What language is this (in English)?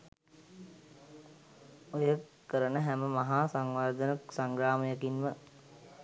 Sinhala